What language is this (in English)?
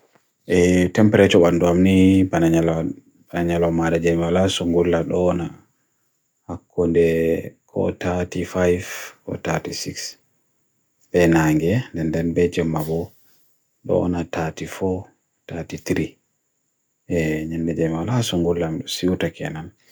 Bagirmi Fulfulde